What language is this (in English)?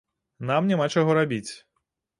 Belarusian